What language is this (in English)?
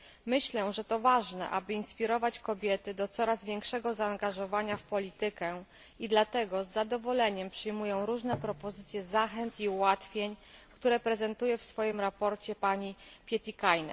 Polish